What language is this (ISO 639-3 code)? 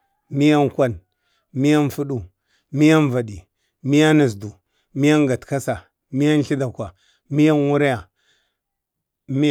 bde